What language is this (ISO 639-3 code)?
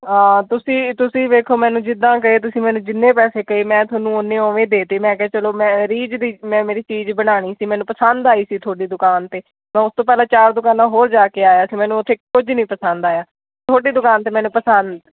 pan